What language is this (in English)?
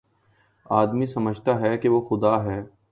Urdu